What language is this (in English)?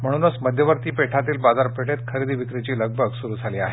Marathi